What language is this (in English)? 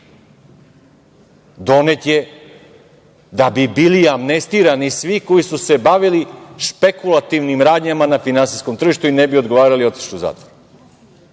Serbian